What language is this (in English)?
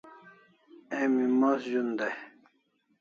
Kalasha